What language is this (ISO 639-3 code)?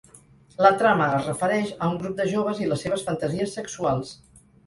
cat